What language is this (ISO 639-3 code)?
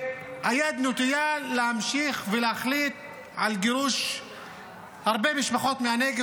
heb